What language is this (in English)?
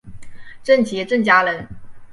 Chinese